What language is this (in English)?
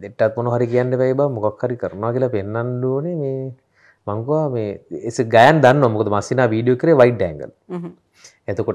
Indonesian